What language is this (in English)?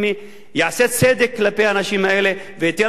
Hebrew